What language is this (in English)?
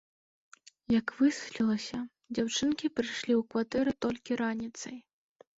Belarusian